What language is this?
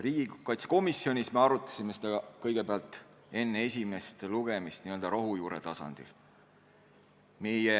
Estonian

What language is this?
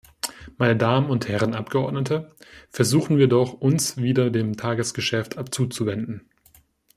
German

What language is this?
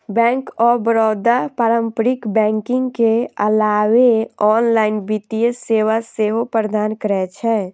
Maithili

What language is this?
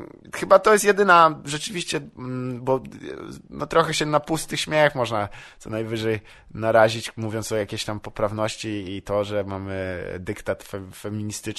Polish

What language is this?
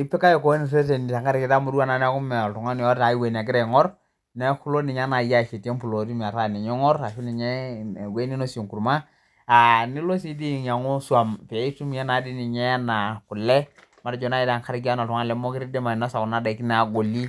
Masai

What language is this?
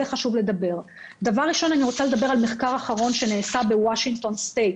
Hebrew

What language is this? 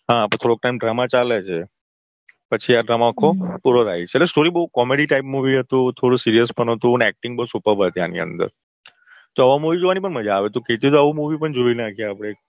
Gujarati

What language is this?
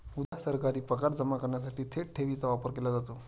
Marathi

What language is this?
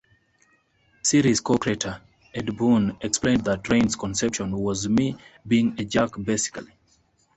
English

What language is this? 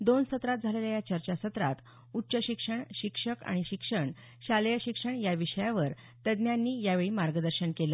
Marathi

